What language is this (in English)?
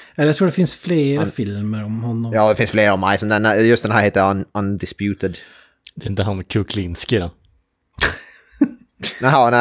Swedish